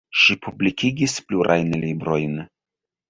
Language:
Esperanto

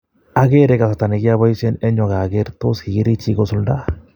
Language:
Kalenjin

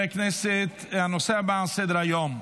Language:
Hebrew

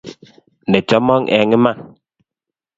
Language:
Kalenjin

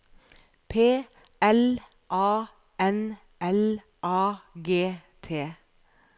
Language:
Norwegian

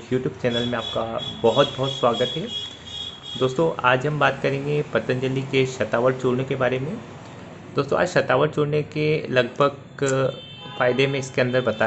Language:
Hindi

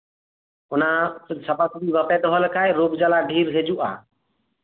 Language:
Santali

